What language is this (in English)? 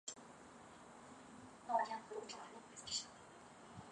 Chinese